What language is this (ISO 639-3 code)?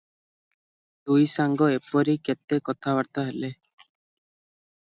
ori